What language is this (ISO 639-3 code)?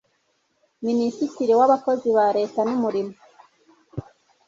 kin